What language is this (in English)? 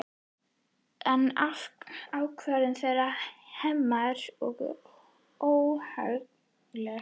Icelandic